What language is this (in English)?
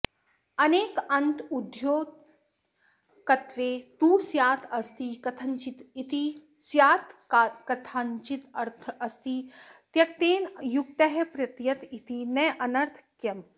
Sanskrit